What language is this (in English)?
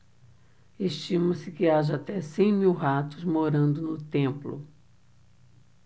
Portuguese